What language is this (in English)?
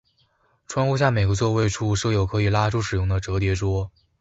Chinese